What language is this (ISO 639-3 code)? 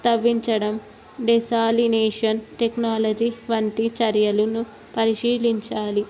tel